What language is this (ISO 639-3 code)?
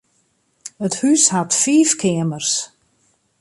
fry